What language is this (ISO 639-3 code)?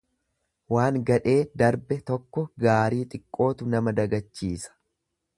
orm